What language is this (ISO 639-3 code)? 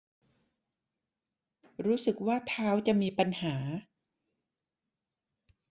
tha